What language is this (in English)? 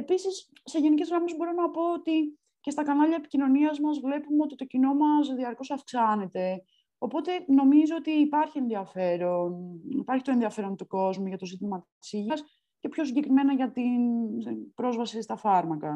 Greek